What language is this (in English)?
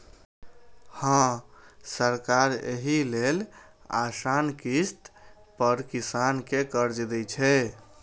Maithili